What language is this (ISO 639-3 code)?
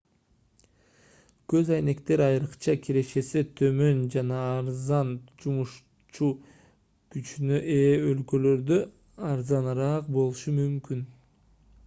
kir